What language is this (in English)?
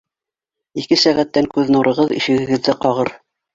Bashkir